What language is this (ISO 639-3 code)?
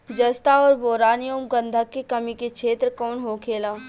bho